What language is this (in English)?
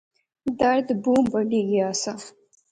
Pahari-Potwari